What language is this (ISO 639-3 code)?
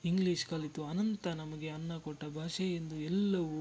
kan